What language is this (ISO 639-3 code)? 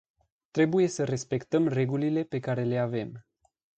ron